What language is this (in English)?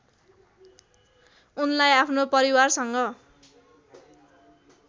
Nepali